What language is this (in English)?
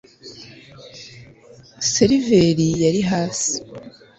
Kinyarwanda